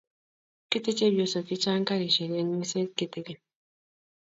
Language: Kalenjin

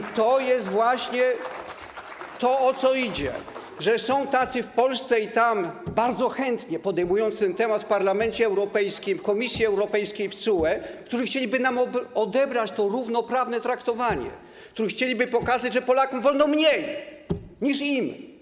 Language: Polish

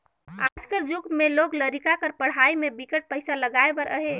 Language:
Chhattisgarhi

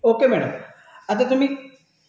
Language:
Marathi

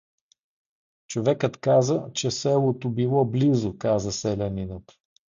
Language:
Bulgarian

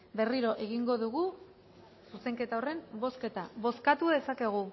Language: Basque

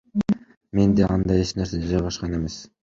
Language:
Kyrgyz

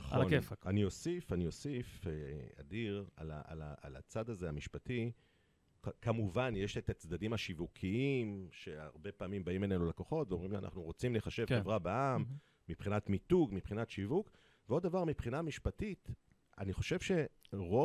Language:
Hebrew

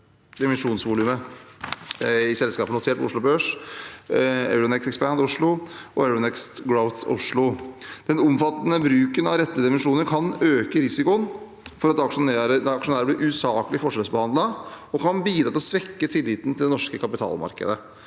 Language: Norwegian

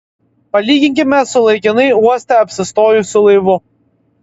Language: Lithuanian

